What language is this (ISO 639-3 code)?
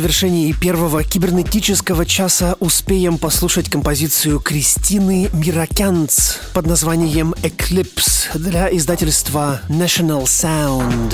rus